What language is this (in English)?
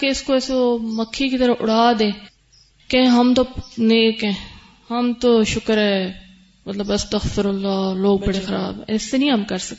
Urdu